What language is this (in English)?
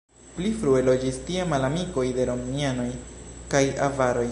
Esperanto